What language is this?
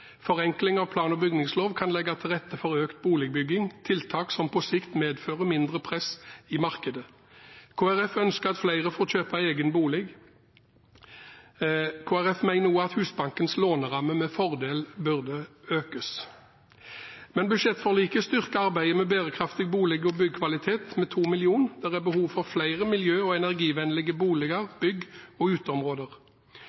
Norwegian Bokmål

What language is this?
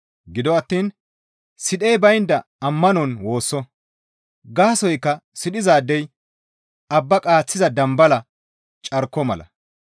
Gamo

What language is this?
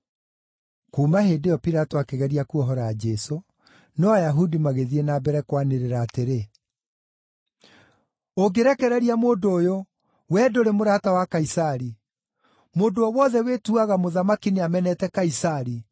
Kikuyu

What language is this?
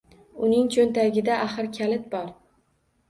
Uzbek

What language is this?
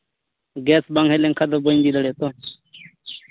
Santali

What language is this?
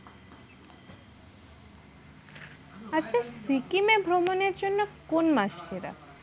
Bangla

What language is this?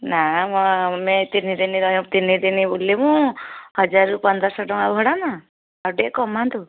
Odia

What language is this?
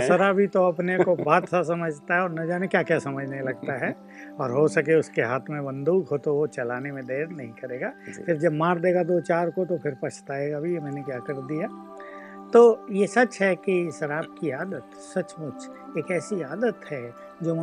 Hindi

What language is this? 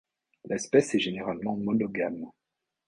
French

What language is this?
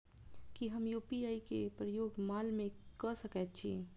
Maithili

